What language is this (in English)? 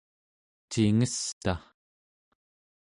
Central Yupik